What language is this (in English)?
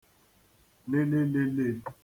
Igbo